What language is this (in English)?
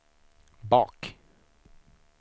Swedish